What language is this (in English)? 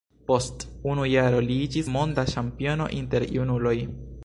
Esperanto